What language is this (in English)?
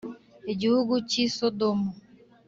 Kinyarwanda